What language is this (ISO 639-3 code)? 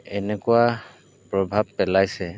asm